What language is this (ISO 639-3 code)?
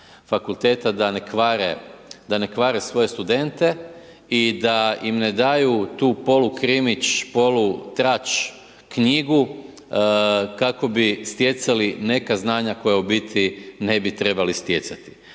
hrv